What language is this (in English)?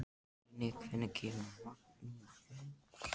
Icelandic